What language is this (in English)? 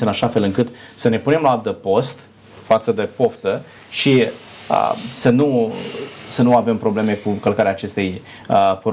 Romanian